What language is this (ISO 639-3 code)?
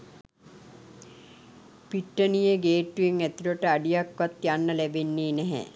sin